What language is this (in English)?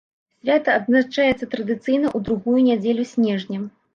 Belarusian